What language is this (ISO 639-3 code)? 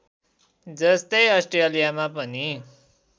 nep